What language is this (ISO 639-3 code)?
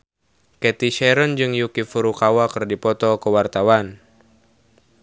sun